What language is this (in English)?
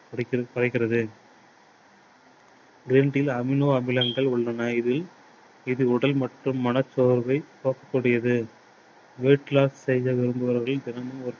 Tamil